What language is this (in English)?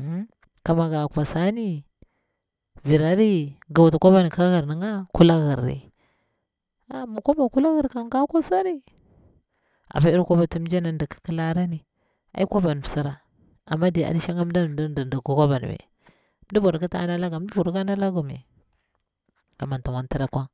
Bura-Pabir